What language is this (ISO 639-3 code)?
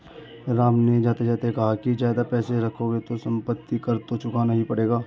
hin